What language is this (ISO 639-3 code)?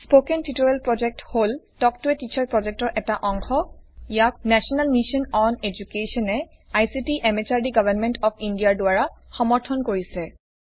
asm